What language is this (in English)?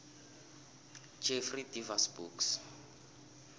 South Ndebele